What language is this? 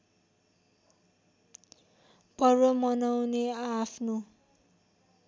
Nepali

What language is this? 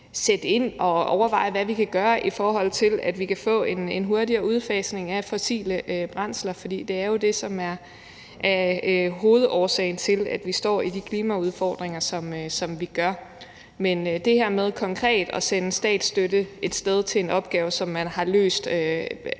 Danish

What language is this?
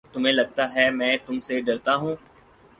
Urdu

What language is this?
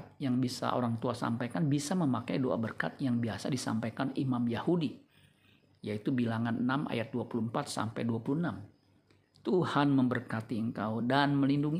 Indonesian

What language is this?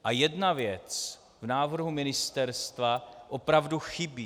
Czech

